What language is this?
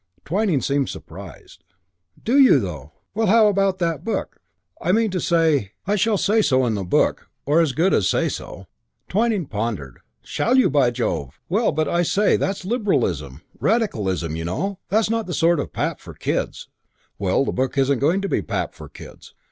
English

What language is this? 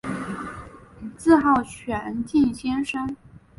Chinese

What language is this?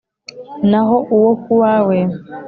Kinyarwanda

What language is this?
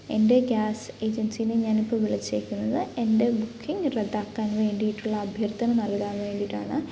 Malayalam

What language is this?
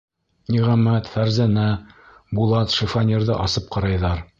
Bashkir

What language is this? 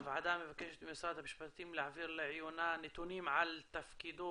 Hebrew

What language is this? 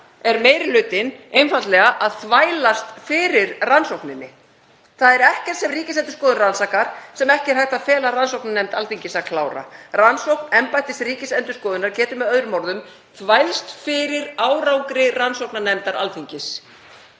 Icelandic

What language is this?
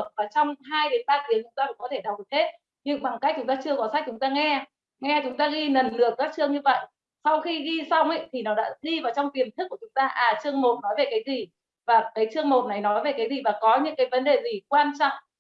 Vietnamese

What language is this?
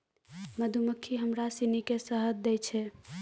Maithili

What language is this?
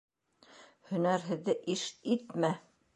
Bashkir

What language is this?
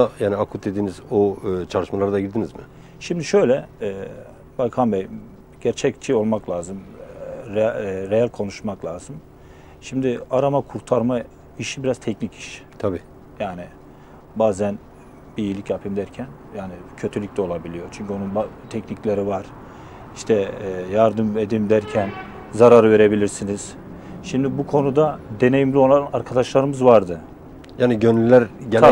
Turkish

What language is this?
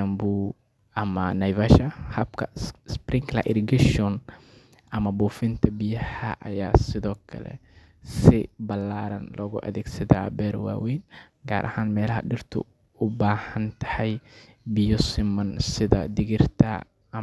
Somali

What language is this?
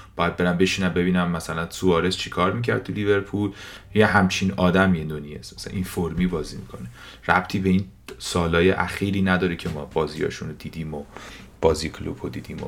Persian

